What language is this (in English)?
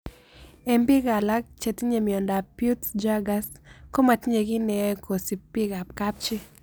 Kalenjin